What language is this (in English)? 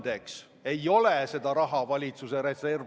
Estonian